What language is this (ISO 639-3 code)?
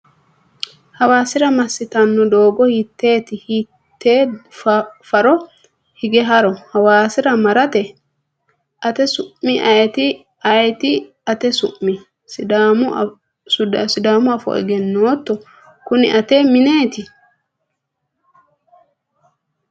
sid